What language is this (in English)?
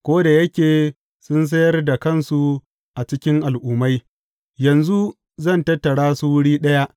Hausa